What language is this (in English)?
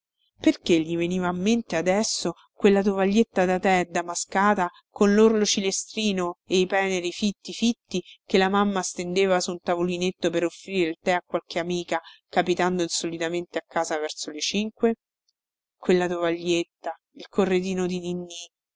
Italian